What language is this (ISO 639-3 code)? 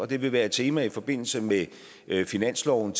dan